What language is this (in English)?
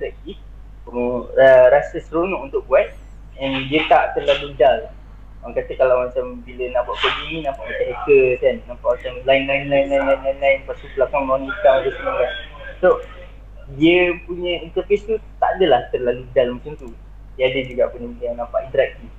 Malay